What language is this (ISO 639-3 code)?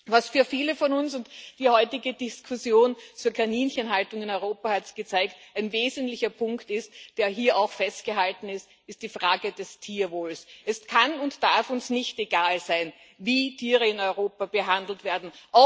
deu